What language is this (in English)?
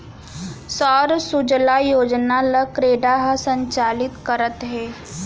Chhattisgarhi